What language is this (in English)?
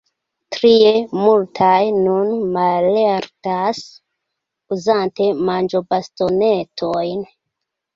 Esperanto